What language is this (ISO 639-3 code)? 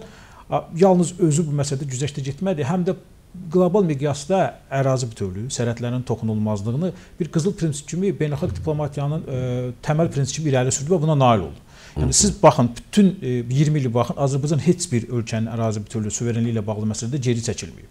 tur